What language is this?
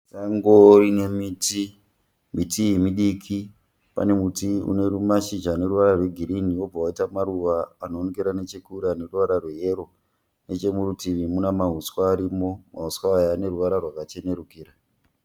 Shona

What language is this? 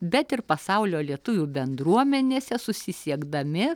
Lithuanian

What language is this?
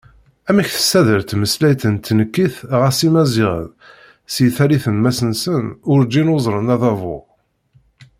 Kabyle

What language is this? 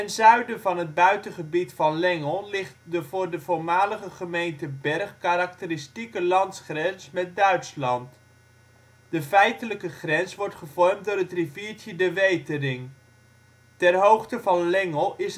Dutch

